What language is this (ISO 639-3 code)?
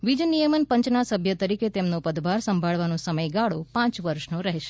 guj